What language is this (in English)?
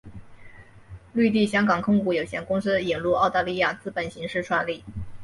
Chinese